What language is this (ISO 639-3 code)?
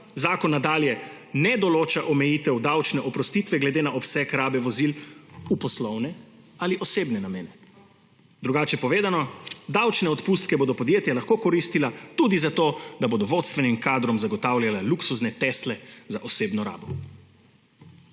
slv